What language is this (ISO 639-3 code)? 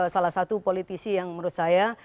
ind